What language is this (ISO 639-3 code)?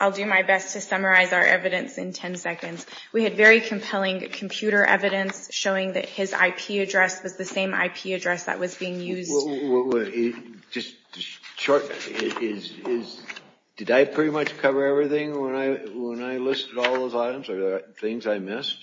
eng